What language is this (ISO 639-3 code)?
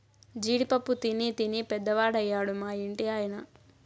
tel